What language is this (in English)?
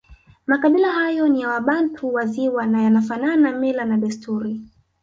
Swahili